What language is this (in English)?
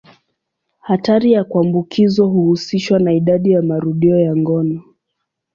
Swahili